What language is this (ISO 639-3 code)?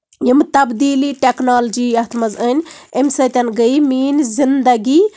kas